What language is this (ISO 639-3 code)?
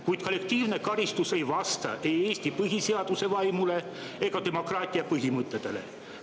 est